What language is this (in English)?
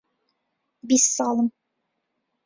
Central Kurdish